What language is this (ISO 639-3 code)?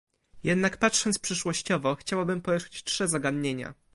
pol